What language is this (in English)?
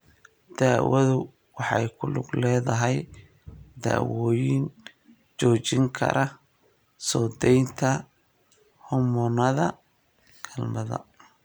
Somali